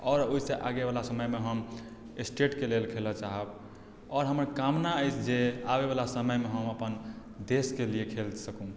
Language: Maithili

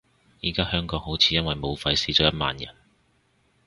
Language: Cantonese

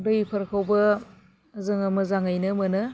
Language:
Bodo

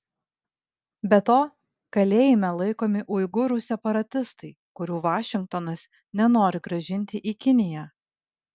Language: Lithuanian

